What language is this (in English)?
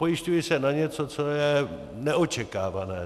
Czech